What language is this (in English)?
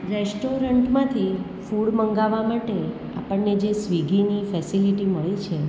Gujarati